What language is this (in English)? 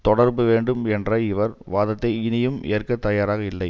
Tamil